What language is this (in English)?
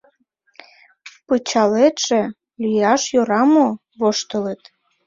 Mari